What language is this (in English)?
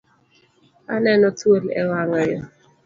Luo (Kenya and Tanzania)